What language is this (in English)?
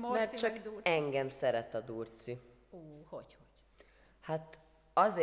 Hungarian